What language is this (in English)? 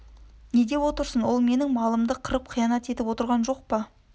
Kazakh